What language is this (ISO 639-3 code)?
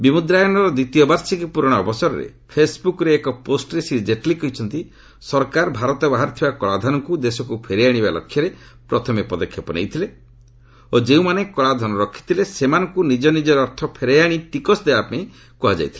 ori